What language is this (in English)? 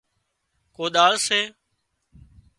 Wadiyara Koli